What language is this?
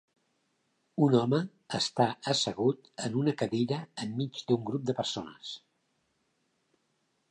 Catalan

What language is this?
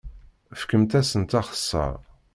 Kabyle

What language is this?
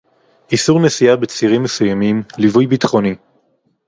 Hebrew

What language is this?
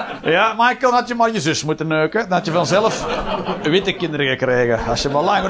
Dutch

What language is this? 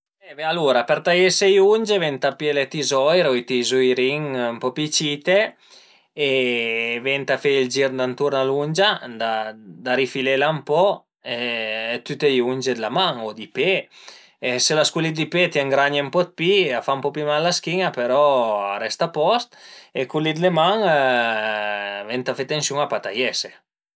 Piedmontese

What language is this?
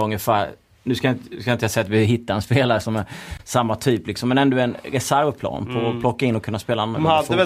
Swedish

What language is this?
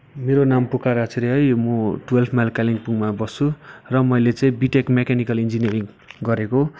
Nepali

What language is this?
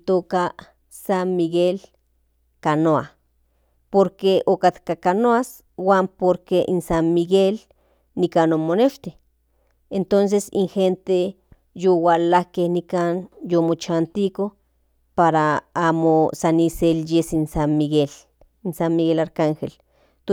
Central Nahuatl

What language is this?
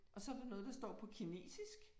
Danish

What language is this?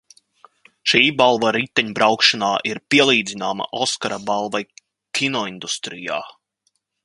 Latvian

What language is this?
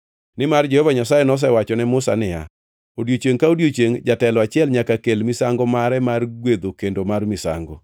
Luo (Kenya and Tanzania)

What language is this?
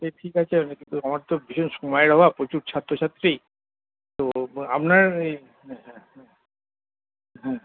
Bangla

